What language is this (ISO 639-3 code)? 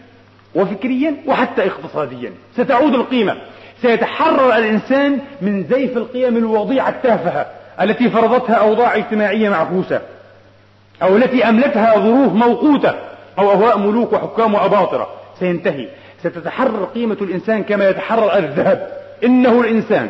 ara